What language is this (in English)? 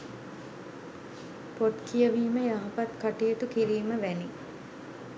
Sinhala